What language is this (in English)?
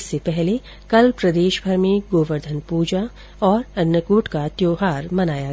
Hindi